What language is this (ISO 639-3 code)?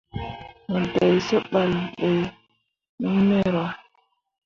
mua